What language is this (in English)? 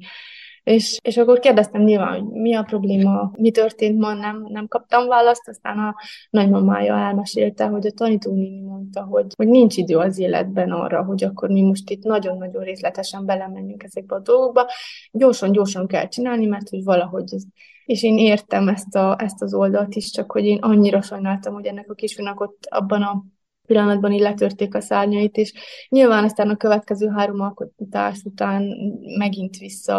Hungarian